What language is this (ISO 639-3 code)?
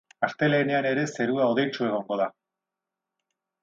eus